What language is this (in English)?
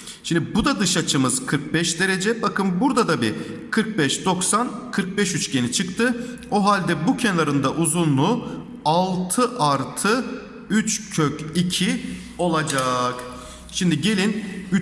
Turkish